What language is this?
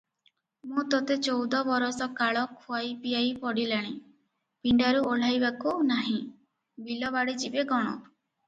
Odia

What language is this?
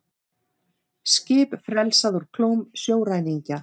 Icelandic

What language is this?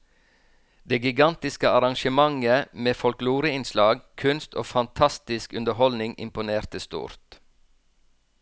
Norwegian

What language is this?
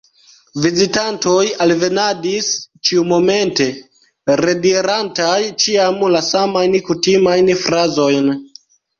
Esperanto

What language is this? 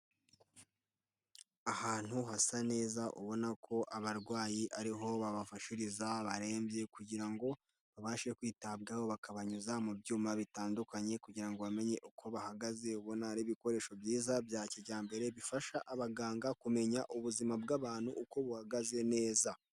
Kinyarwanda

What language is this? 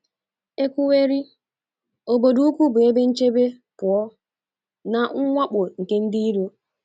Igbo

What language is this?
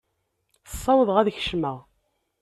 Kabyle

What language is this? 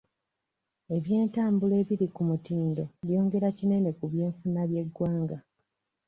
Ganda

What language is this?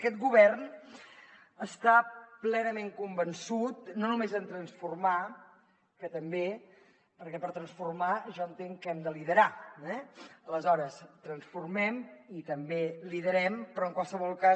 Catalan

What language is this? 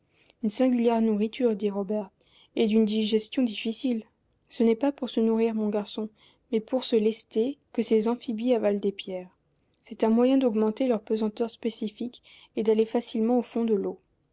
French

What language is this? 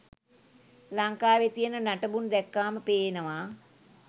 Sinhala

